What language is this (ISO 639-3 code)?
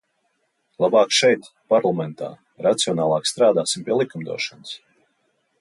lav